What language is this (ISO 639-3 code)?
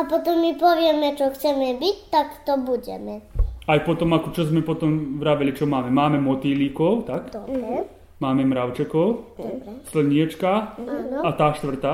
slk